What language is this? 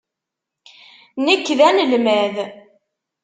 Kabyle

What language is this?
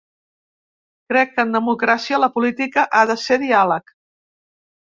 Catalan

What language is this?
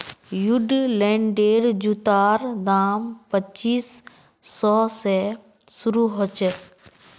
Magahi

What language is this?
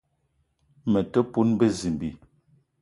Eton (Cameroon)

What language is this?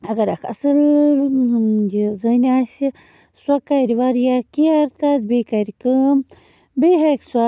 Kashmiri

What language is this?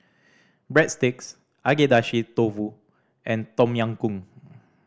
English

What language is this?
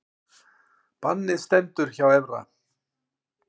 Icelandic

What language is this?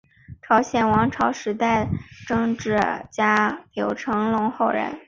Chinese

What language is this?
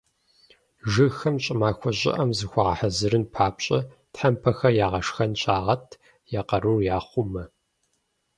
Kabardian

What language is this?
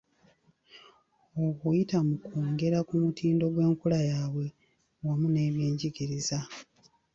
Ganda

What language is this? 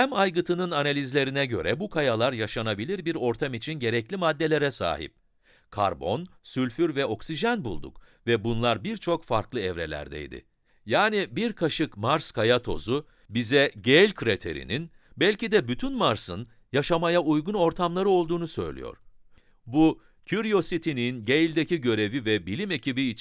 Turkish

